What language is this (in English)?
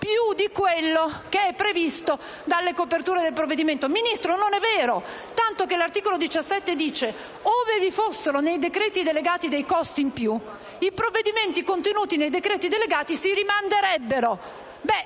Italian